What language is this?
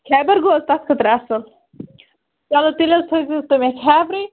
Kashmiri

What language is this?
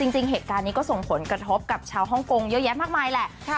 Thai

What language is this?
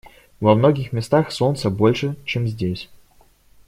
Russian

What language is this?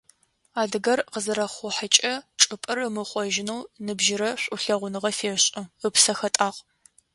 Adyghe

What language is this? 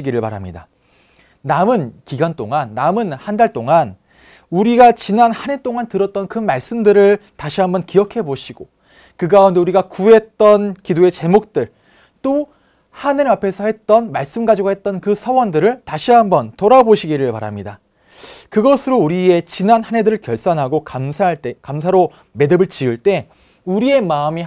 Korean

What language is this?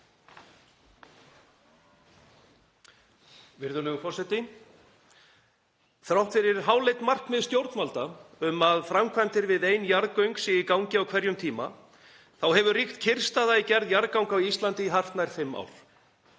Icelandic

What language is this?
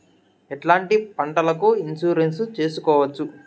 Telugu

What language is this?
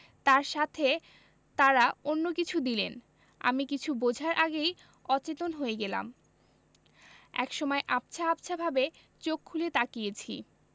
Bangla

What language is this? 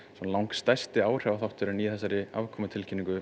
Icelandic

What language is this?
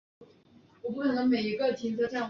Chinese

